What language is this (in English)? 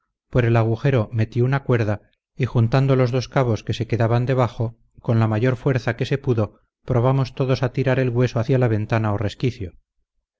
Spanish